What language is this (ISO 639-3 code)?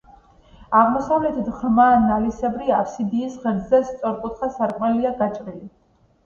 kat